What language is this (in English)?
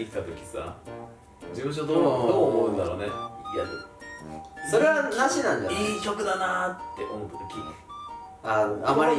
Japanese